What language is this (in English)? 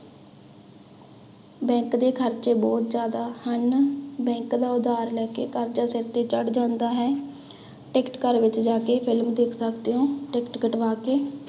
Punjabi